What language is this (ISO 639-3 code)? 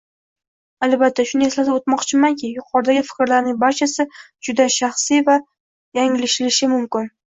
uzb